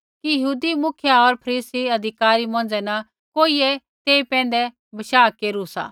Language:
Kullu Pahari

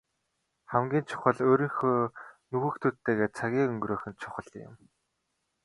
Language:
Mongolian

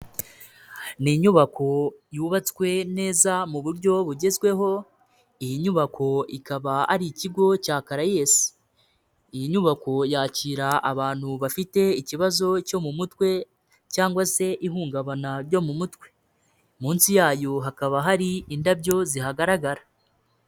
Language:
Kinyarwanda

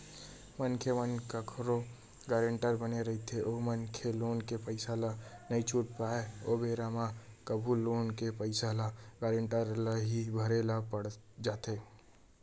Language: Chhattisgarhi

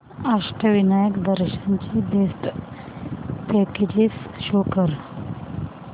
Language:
Marathi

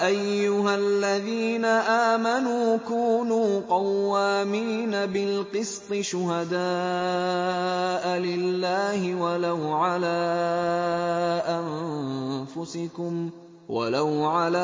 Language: Arabic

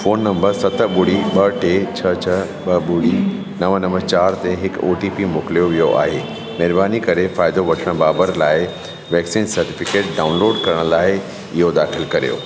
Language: Sindhi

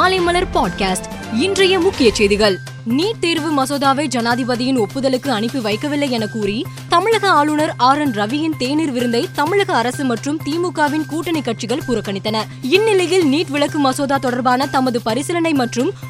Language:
Tamil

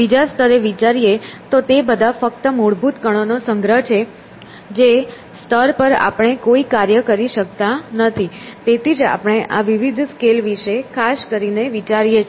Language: Gujarati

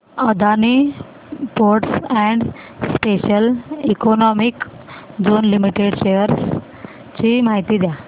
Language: Marathi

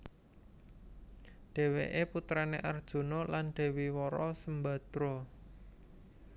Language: Javanese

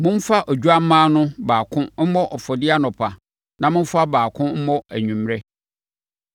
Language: Akan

